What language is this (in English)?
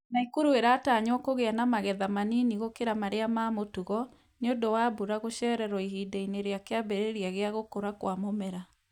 Kikuyu